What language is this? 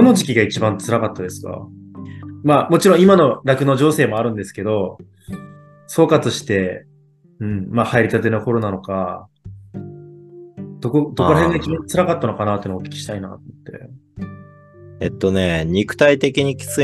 Japanese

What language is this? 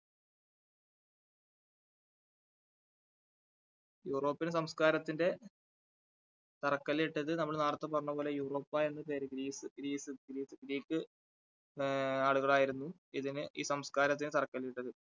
Malayalam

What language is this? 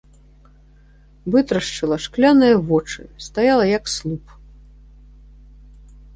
Belarusian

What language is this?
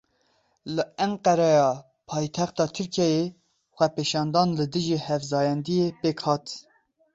Kurdish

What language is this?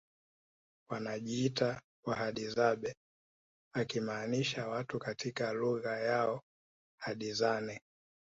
Swahili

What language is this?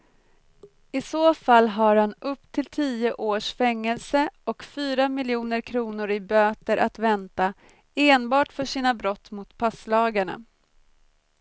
Swedish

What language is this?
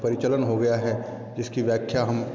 Hindi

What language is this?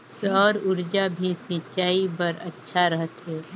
Chhattisgarhi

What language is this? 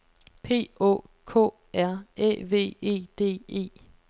Danish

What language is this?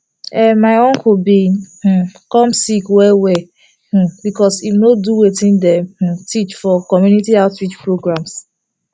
Nigerian Pidgin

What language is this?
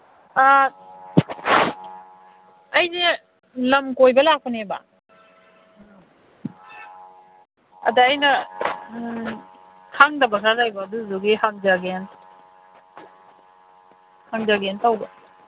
Manipuri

